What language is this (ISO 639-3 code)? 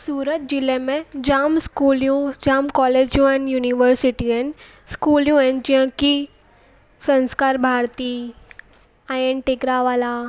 snd